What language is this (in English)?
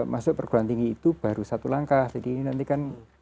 Indonesian